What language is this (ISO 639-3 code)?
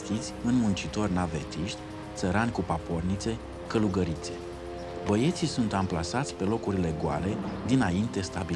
ron